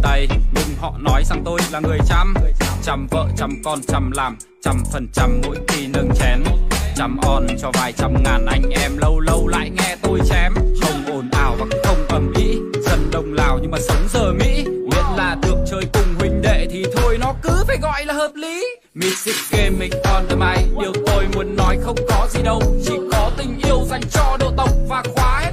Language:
Vietnamese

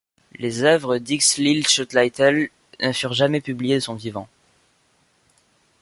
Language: French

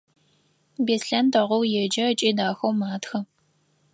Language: Adyghe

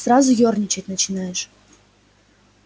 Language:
Russian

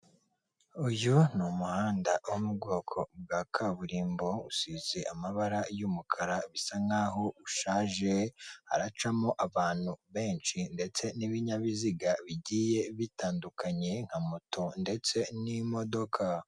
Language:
Kinyarwanda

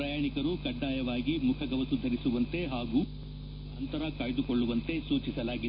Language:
Kannada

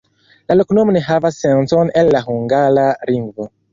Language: Esperanto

